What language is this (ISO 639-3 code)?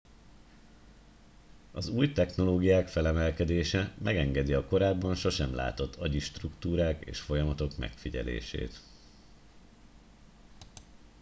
hun